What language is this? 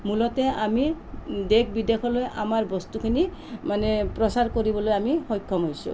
Assamese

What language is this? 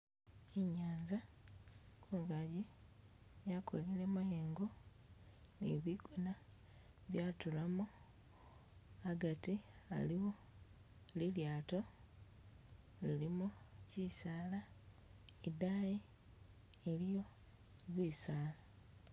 Masaaba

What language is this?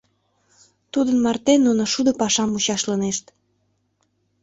Mari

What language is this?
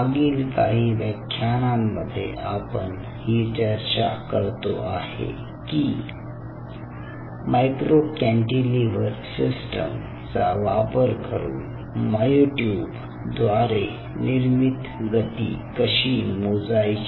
Marathi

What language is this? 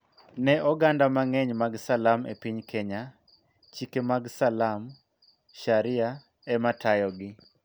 Luo (Kenya and Tanzania)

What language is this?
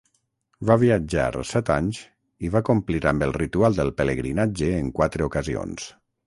Catalan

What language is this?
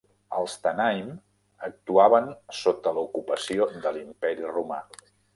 Catalan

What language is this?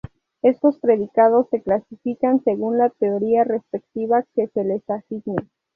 Spanish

